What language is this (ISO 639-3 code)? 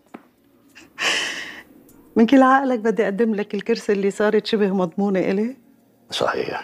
ara